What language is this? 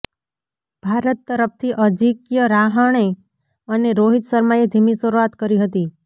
Gujarati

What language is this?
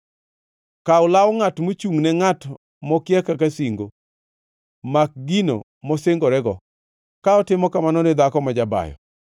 Luo (Kenya and Tanzania)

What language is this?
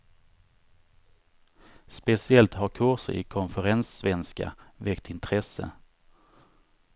Swedish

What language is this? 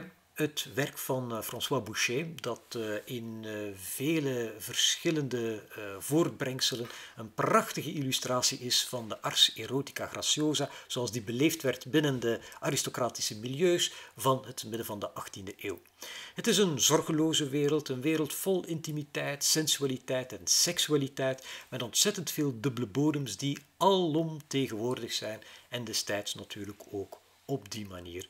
Dutch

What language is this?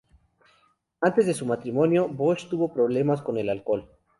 Spanish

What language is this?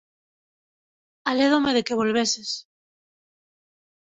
Galician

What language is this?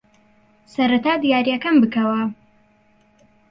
Central Kurdish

